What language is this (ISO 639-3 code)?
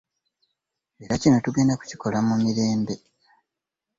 lug